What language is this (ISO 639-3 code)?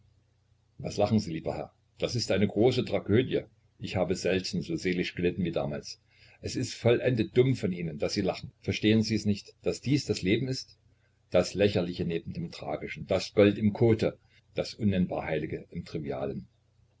deu